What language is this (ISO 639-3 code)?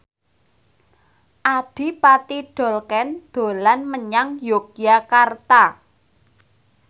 jav